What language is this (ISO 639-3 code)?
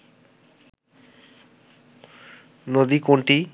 ben